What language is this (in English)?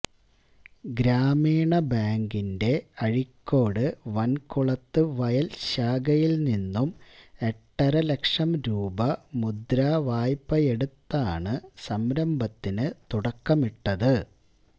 Malayalam